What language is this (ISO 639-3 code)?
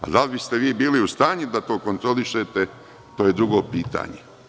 srp